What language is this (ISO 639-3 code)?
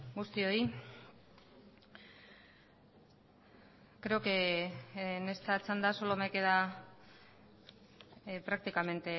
spa